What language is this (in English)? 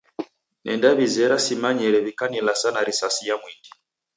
Taita